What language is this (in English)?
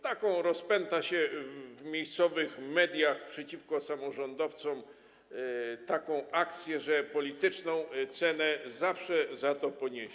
Polish